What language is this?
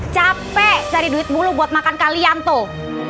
Indonesian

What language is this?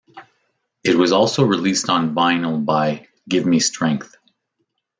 English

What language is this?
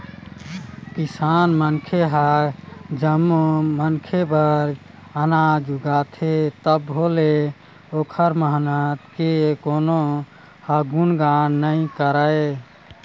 Chhattisgarhi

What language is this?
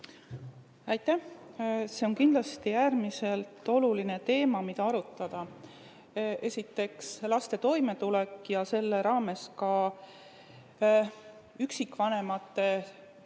Estonian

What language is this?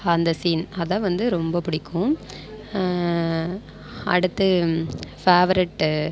Tamil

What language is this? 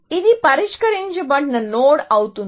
Telugu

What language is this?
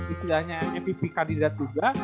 Indonesian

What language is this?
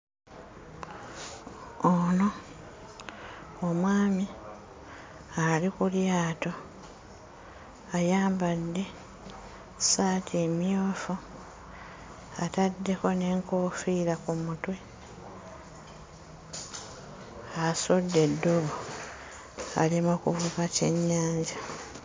Ganda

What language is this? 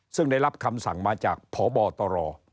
Thai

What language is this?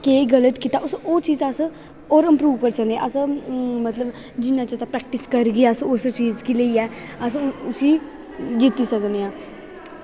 Dogri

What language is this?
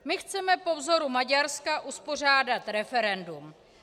Czech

